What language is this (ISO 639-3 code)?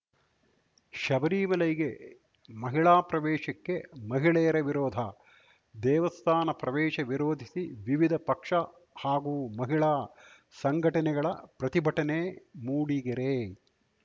kan